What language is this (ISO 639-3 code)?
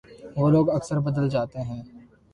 urd